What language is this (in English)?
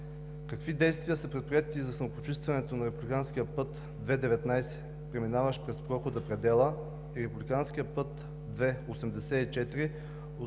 Bulgarian